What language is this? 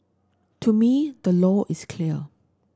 English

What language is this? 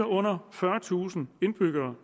Danish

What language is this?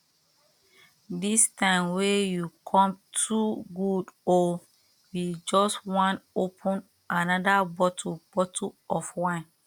Nigerian Pidgin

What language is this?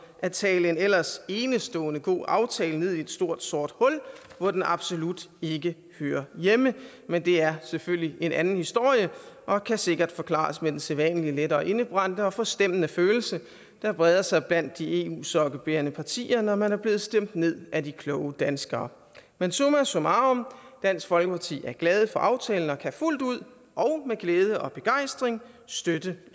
Danish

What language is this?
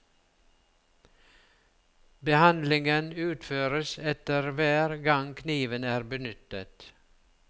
Norwegian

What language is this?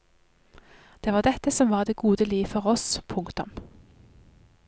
Norwegian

